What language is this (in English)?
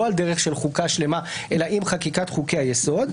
Hebrew